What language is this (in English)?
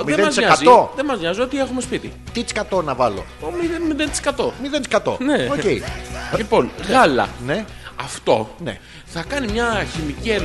Greek